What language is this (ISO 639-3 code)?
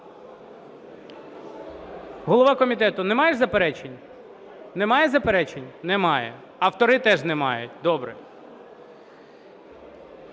ukr